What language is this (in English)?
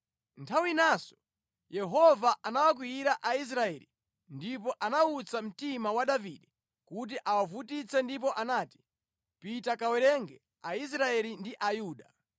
Nyanja